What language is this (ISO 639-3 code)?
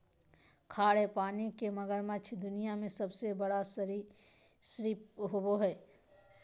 mag